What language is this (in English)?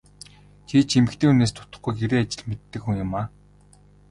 Mongolian